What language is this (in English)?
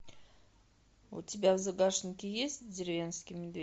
Russian